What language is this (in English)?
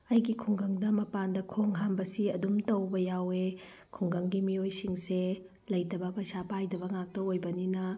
Manipuri